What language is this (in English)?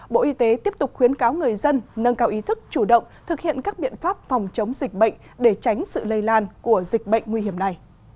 Vietnamese